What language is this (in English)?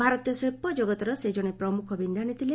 Odia